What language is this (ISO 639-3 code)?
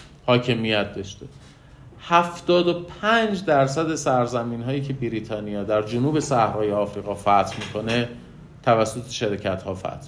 fas